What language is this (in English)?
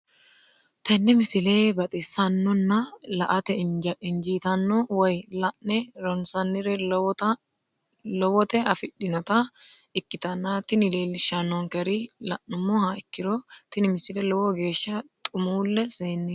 Sidamo